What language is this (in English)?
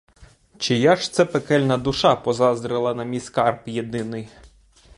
Ukrainian